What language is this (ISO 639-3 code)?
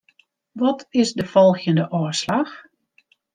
fry